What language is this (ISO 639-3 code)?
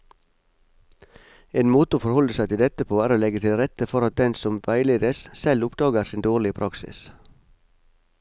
nor